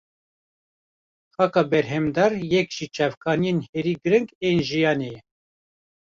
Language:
Kurdish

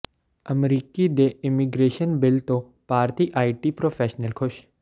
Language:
Punjabi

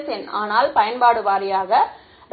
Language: Tamil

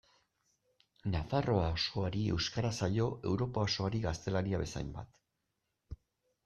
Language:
Basque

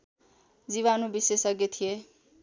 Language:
Nepali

